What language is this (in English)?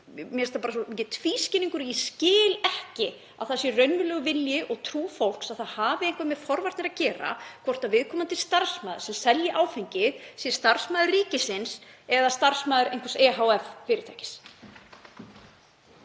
Icelandic